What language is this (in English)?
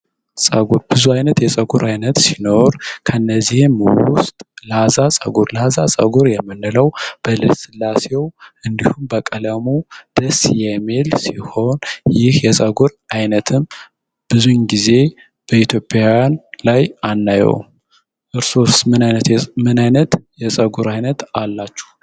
Amharic